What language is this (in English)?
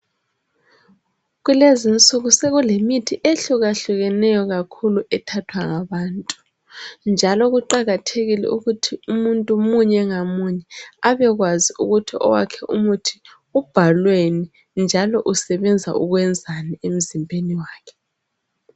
North Ndebele